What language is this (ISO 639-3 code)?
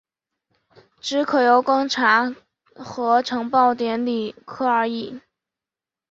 zho